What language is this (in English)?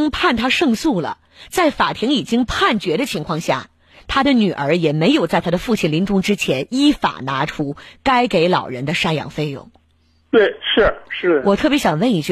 Chinese